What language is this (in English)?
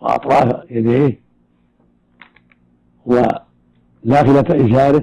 Arabic